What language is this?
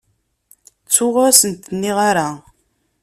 Kabyle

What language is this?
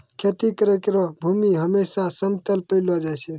Maithili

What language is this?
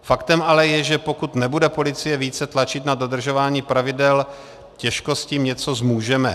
Czech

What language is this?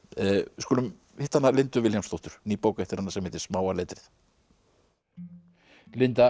Icelandic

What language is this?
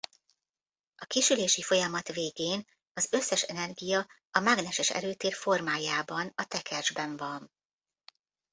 Hungarian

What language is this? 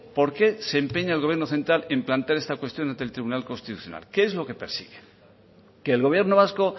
Spanish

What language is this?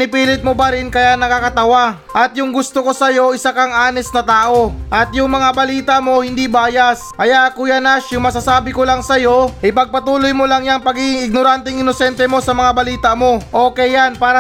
Filipino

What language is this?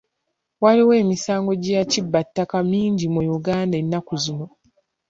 Ganda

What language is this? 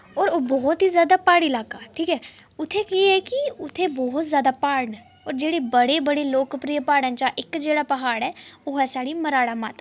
Dogri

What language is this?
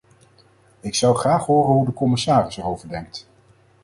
Dutch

